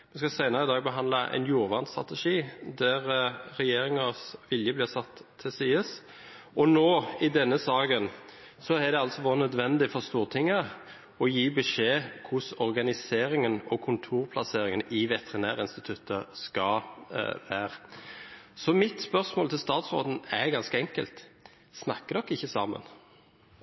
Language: Norwegian Bokmål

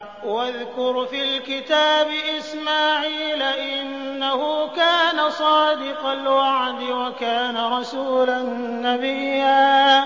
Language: Arabic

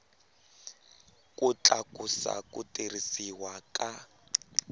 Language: Tsonga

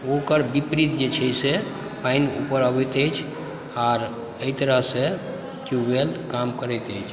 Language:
Maithili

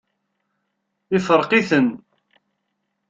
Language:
Kabyle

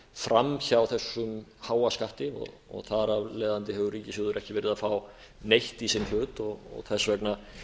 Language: Icelandic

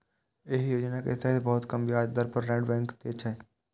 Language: Maithili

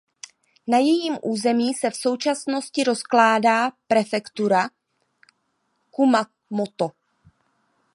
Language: Czech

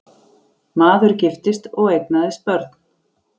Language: Icelandic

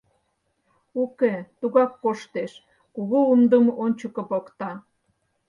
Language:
Mari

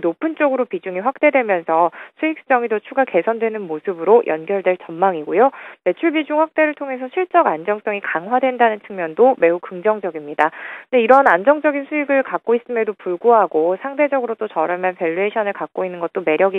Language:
Korean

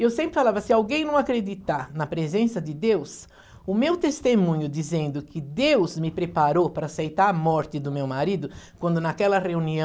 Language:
Portuguese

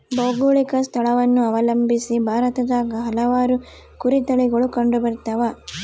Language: Kannada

